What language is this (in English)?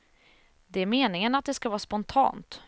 Swedish